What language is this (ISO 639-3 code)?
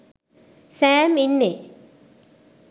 sin